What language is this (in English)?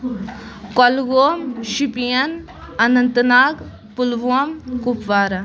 Kashmiri